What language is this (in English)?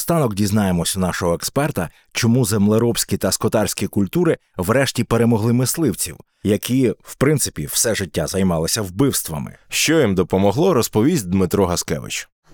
Ukrainian